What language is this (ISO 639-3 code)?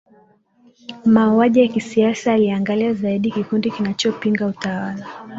swa